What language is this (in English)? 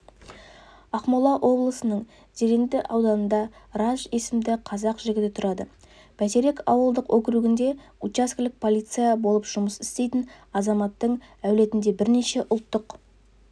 Kazakh